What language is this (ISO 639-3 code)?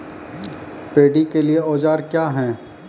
mai